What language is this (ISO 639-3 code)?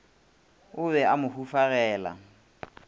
nso